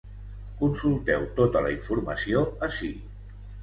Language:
Catalan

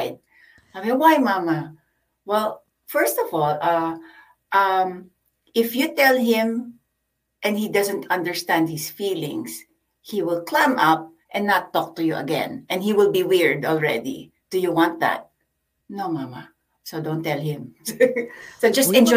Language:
Filipino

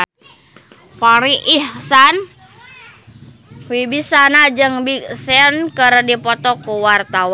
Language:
Sundanese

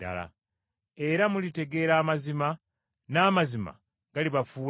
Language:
Ganda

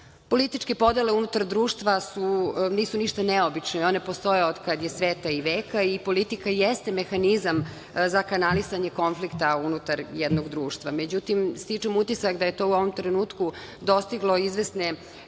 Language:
Serbian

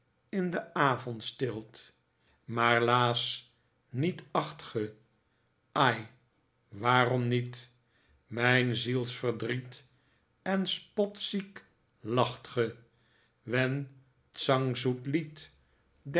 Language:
Dutch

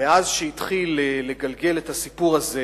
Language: Hebrew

